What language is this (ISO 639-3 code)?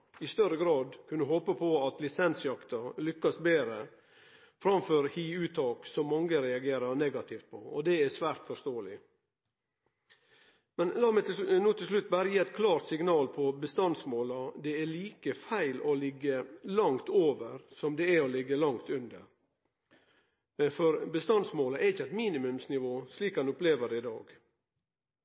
nno